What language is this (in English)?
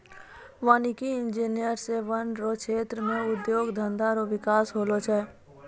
Maithili